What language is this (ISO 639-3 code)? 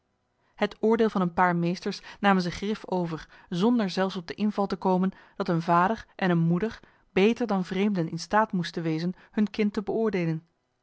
nld